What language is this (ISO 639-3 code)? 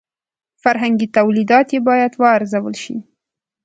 pus